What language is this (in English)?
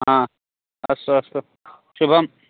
Sanskrit